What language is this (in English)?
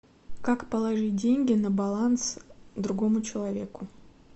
Russian